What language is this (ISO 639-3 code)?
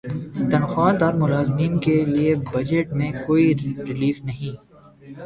urd